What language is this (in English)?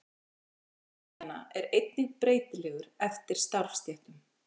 Icelandic